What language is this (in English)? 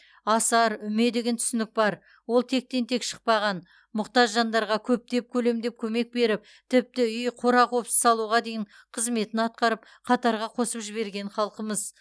Kazakh